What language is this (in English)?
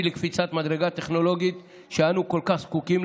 Hebrew